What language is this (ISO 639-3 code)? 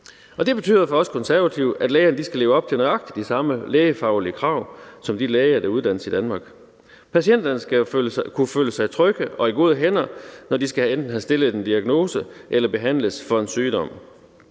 dan